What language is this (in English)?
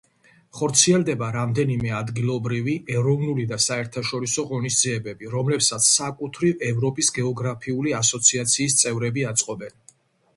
Georgian